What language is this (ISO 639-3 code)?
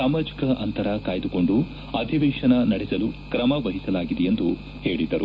kan